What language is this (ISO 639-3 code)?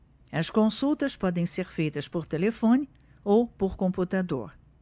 por